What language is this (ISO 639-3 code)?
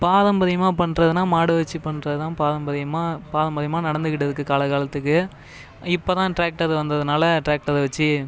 tam